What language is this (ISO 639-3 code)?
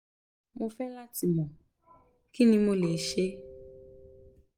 yor